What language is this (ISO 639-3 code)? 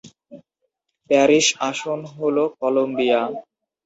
ben